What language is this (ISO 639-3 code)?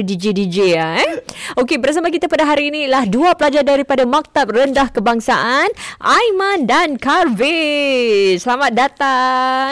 msa